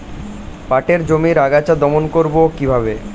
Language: Bangla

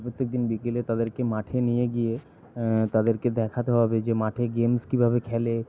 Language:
Bangla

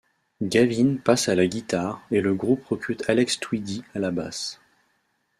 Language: French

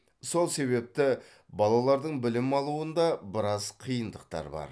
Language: Kazakh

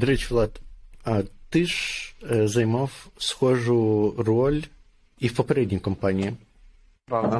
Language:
Ukrainian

